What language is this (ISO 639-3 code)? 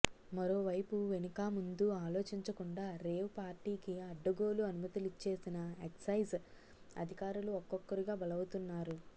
tel